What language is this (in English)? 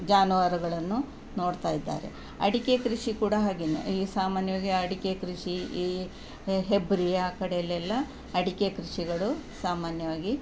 Kannada